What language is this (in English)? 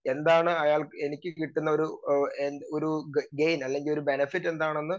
Malayalam